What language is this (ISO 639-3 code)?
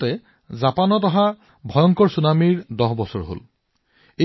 asm